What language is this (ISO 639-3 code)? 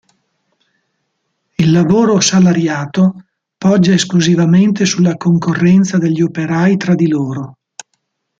ita